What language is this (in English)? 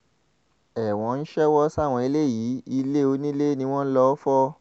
Yoruba